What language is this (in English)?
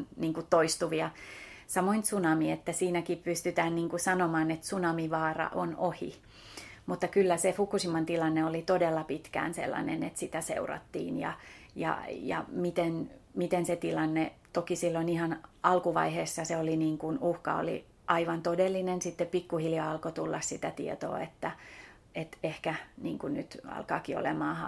Finnish